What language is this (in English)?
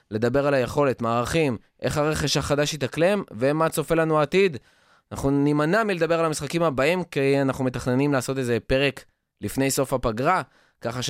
Hebrew